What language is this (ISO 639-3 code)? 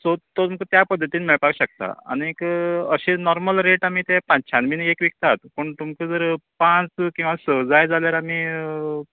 kok